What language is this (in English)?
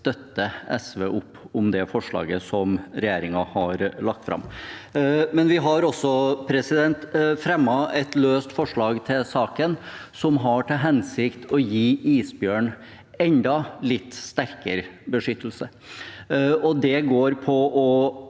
Norwegian